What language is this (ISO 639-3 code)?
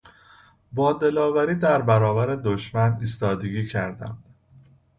fas